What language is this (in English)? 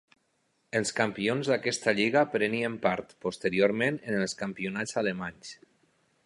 Catalan